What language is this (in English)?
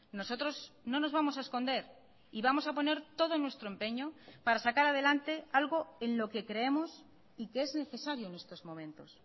Spanish